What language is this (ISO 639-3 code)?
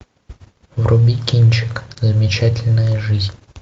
rus